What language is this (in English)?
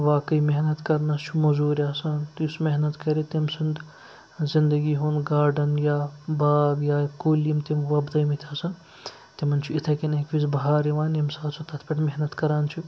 Kashmiri